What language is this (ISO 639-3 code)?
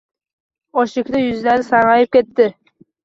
uzb